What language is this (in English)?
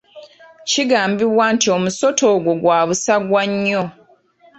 Ganda